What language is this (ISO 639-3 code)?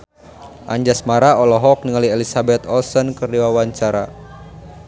sun